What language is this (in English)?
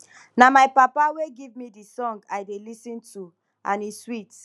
Nigerian Pidgin